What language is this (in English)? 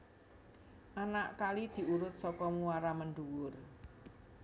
Javanese